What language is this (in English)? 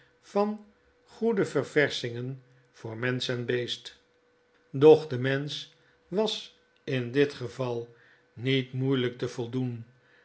Dutch